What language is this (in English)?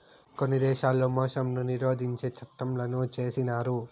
Telugu